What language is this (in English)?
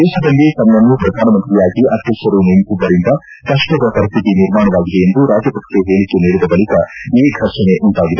Kannada